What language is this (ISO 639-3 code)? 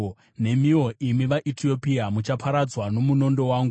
sna